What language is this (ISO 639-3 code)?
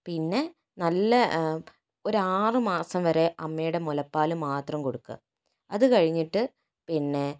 mal